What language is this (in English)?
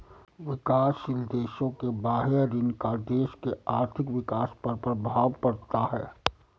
Hindi